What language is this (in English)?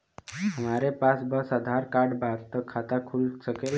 Bhojpuri